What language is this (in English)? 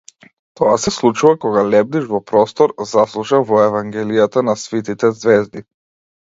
Macedonian